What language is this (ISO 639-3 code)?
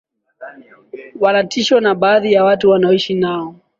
swa